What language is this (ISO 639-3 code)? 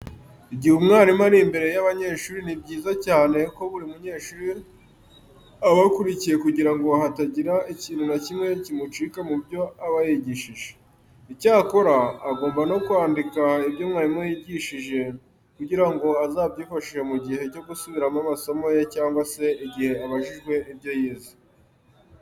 kin